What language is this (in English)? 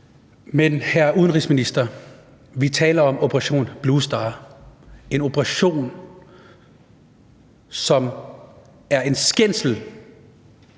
Danish